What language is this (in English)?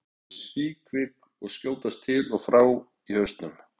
Icelandic